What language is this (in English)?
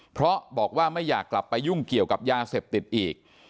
Thai